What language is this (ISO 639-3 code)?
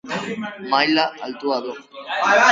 eus